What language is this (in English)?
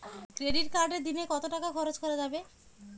Bangla